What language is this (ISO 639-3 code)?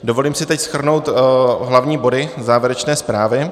ces